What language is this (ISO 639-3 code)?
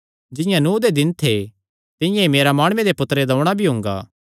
xnr